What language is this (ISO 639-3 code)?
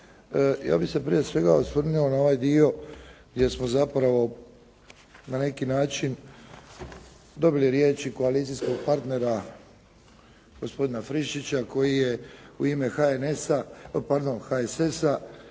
hrv